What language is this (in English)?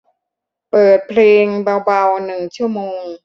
Thai